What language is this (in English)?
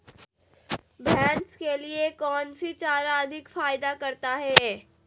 Magahi